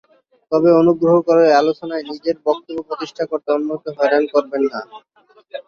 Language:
Bangla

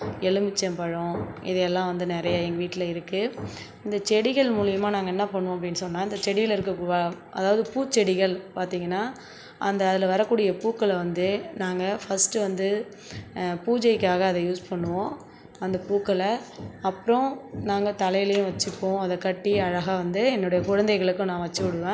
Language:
Tamil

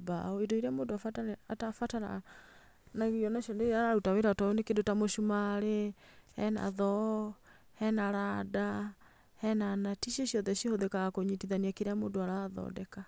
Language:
Kikuyu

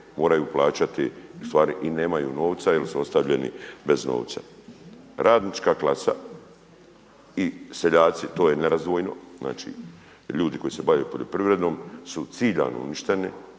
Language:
Croatian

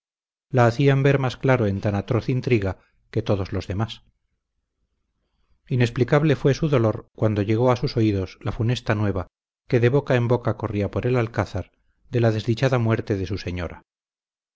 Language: Spanish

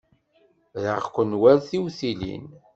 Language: Kabyle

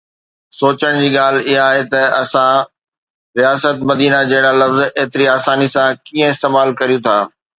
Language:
Sindhi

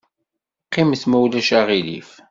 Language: Kabyle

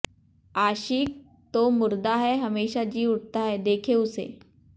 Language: Hindi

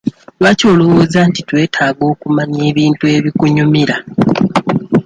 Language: Ganda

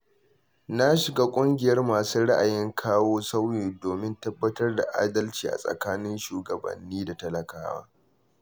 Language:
Hausa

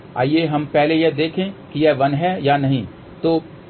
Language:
Hindi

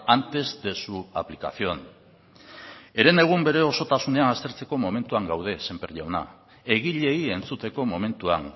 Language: Basque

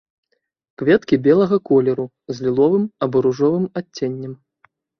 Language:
Belarusian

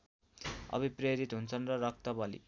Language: Nepali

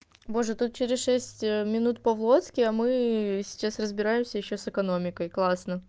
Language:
Russian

